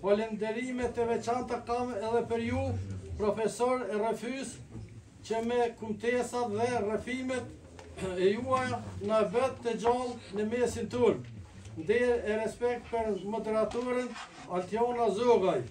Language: Romanian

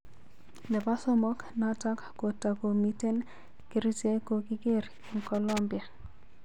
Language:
Kalenjin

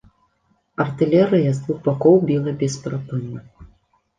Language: Belarusian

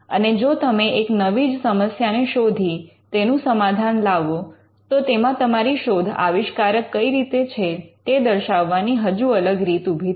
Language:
Gujarati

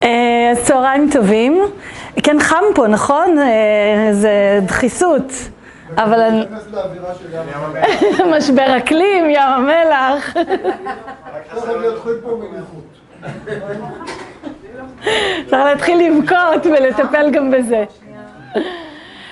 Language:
Hebrew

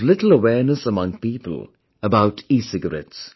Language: English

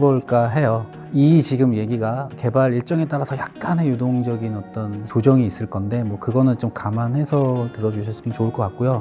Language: Korean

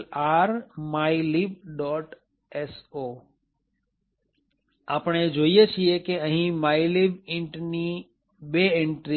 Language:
Gujarati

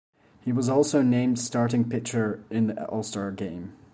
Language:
English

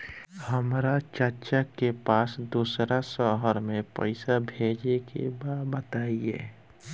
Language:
Bhojpuri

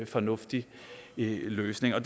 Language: Danish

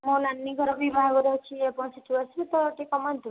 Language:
Odia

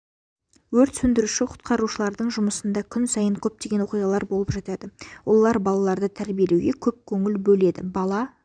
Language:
Kazakh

